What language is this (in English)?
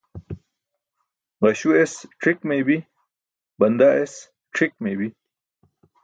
Burushaski